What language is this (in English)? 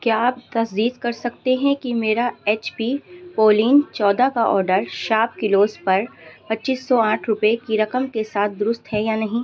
Urdu